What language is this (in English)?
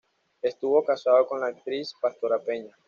Spanish